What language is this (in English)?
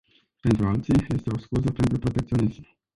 Romanian